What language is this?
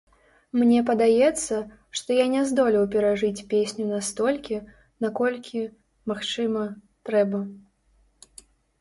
Belarusian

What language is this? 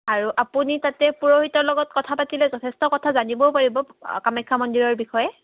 Assamese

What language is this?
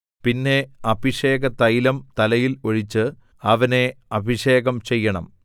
Malayalam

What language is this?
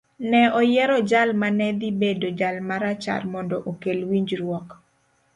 Luo (Kenya and Tanzania)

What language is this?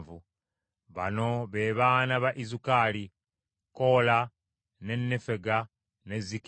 Ganda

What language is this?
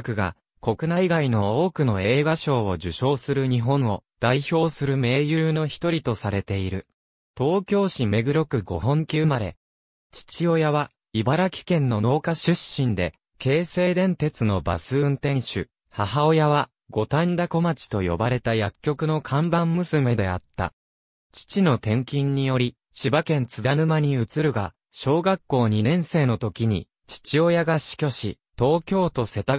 Japanese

